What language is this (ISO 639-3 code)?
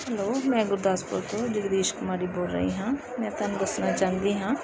pan